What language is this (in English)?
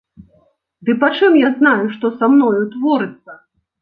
Belarusian